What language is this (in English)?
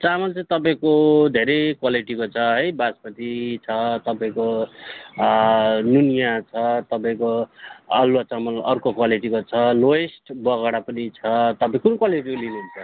Nepali